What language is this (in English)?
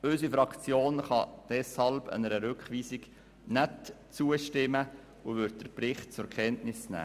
Swiss German